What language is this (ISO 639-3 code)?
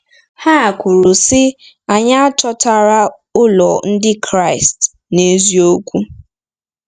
ibo